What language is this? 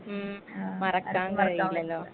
Malayalam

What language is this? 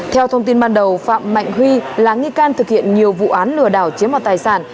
Vietnamese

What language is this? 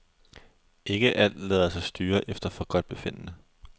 Danish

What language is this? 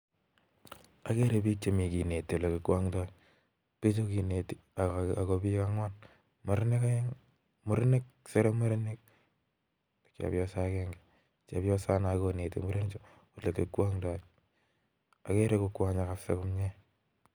Kalenjin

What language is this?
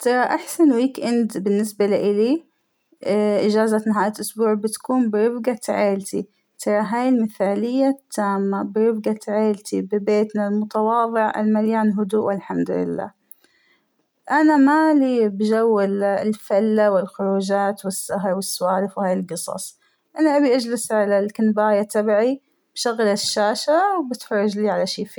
Hijazi Arabic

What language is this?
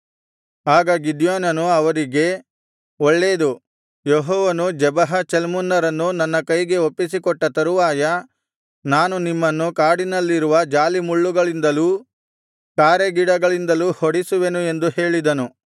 Kannada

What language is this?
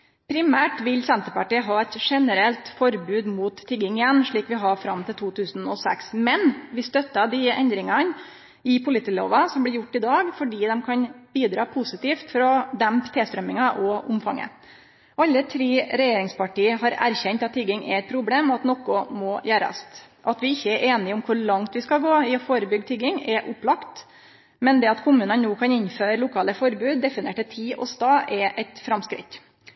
Norwegian Nynorsk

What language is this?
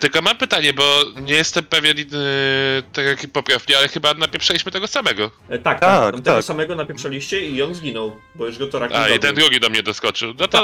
Polish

